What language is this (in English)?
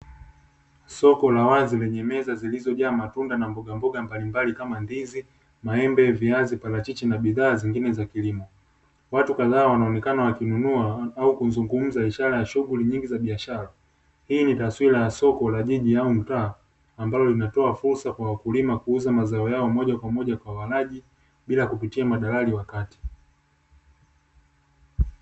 Swahili